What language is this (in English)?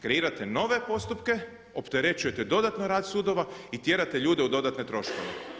Croatian